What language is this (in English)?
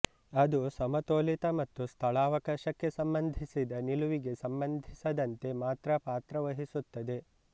Kannada